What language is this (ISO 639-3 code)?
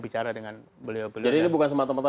ind